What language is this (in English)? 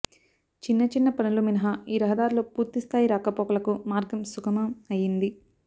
Telugu